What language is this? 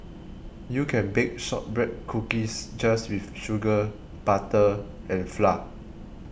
English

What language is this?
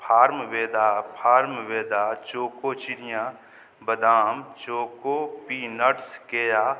Maithili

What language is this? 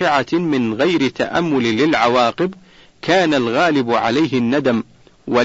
Arabic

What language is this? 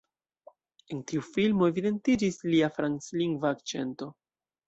Esperanto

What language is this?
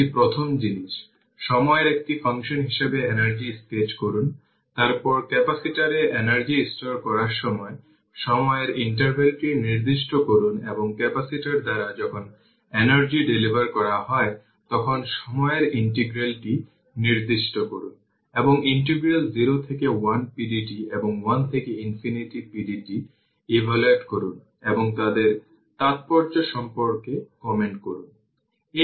Bangla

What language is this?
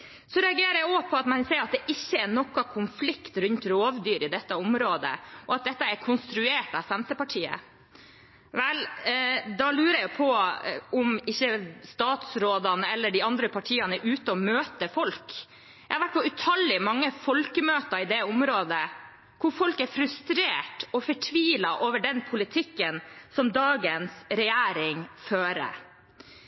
Norwegian Bokmål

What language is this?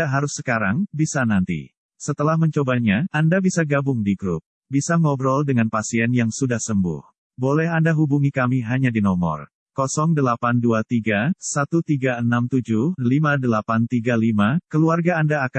Indonesian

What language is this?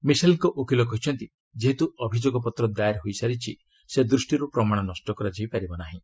Odia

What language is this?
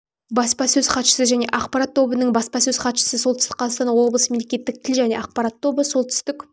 Kazakh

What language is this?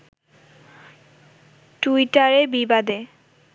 Bangla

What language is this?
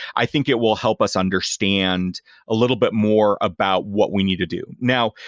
English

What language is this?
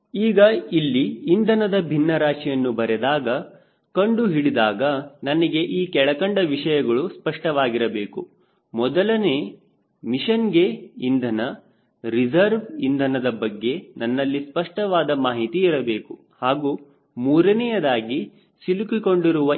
Kannada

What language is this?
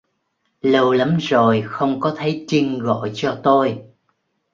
Vietnamese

